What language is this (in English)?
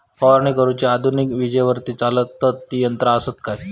Marathi